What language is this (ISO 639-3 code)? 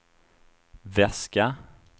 swe